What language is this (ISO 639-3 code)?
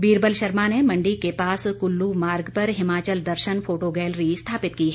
hin